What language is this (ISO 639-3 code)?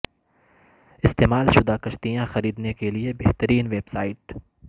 urd